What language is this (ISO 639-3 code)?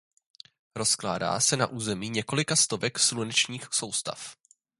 ces